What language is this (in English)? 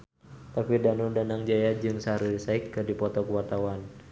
Sundanese